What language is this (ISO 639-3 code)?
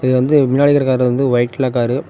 tam